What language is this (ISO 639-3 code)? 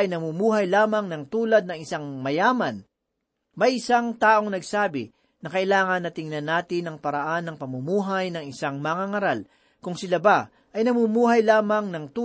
fil